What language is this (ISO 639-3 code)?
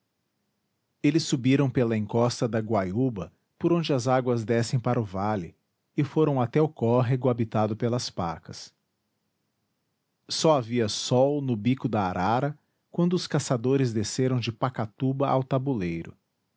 por